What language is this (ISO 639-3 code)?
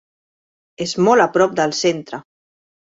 cat